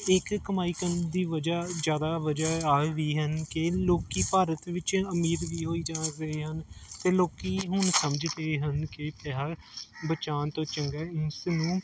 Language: Punjabi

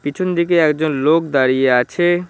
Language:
Bangla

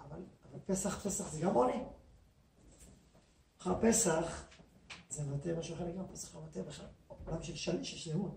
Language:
Hebrew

